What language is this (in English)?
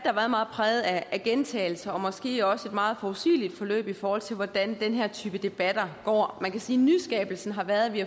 Danish